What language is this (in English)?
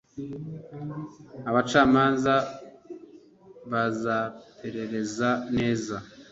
Kinyarwanda